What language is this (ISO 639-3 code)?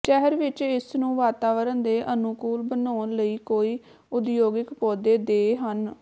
pan